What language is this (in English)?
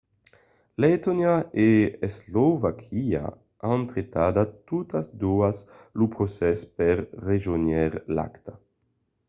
Occitan